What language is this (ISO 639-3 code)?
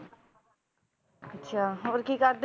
pan